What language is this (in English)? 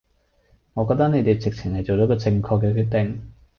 Cantonese